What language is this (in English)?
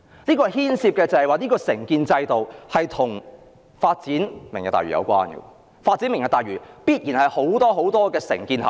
Cantonese